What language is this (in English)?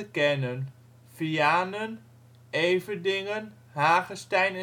Dutch